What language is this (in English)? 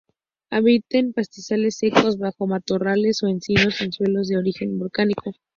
Spanish